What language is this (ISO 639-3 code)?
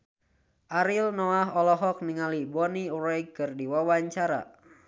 sun